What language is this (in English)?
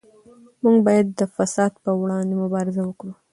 Pashto